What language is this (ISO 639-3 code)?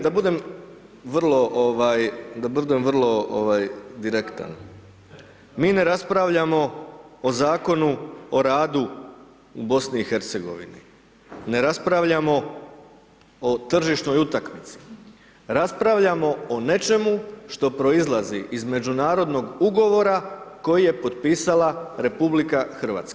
hrv